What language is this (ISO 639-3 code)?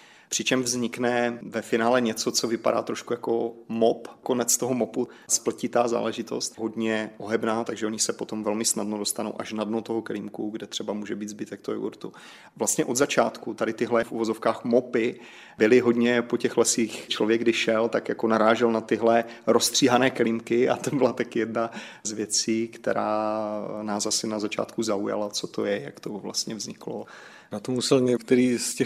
ces